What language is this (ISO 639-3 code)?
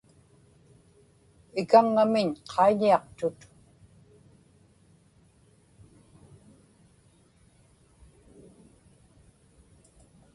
ipk